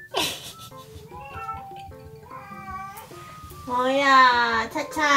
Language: Korean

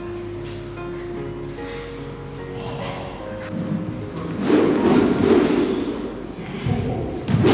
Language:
Japanese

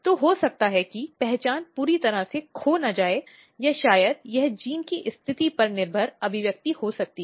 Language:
Hindi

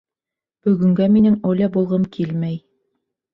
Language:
Bashkir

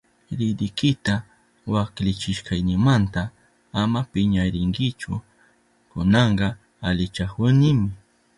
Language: Southern Pastaza Quechua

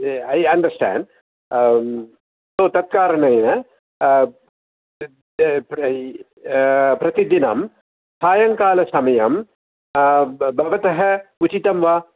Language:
Sanskrit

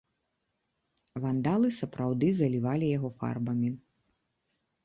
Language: Belarusian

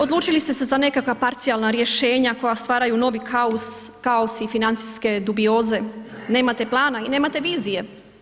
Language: Croatian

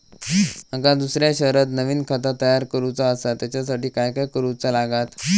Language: Marathi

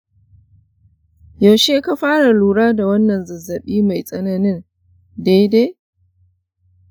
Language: Hausa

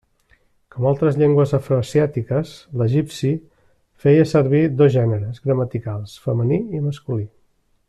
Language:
Catalan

